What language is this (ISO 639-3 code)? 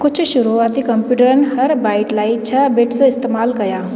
snd